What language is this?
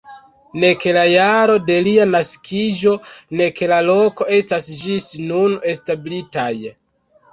Esperanto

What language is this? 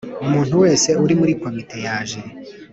Kinyarwanda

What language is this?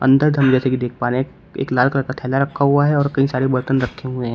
Hindi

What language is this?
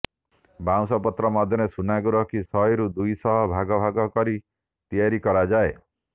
Odia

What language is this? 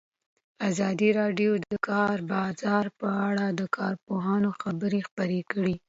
Pashto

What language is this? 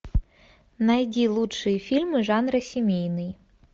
Russian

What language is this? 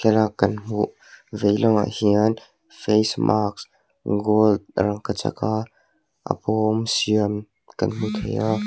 Mizo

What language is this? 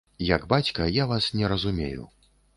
Belarusian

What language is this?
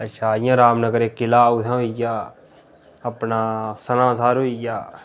Dogri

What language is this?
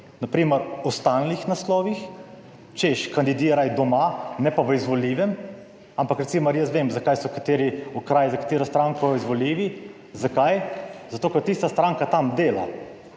Slovenian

